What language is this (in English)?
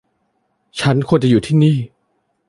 Thai